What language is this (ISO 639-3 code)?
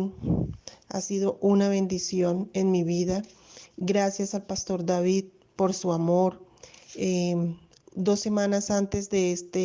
spa